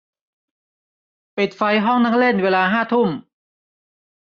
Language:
Thai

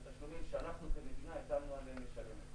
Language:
Hebrew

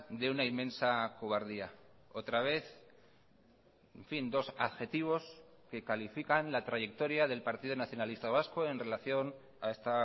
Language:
Spanish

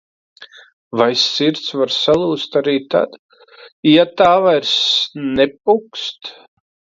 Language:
Latvian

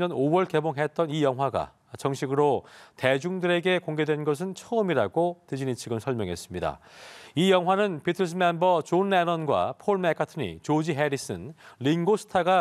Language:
Korean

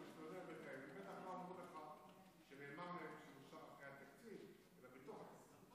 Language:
Hebrew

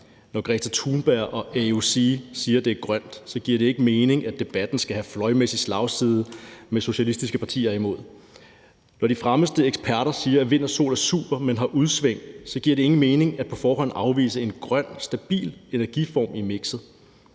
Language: Danish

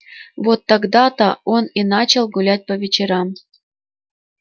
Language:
Russian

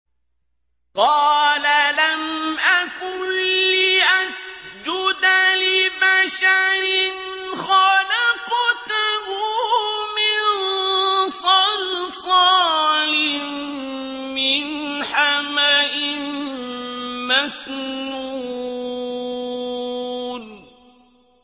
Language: Arabic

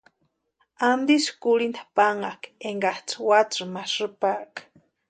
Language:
Western Highland Purepecha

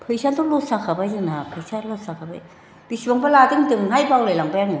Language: Bodo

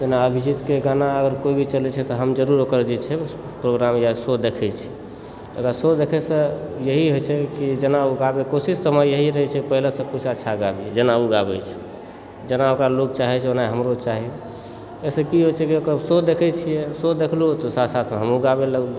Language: Maithili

